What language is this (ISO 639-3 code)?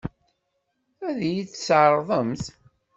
kab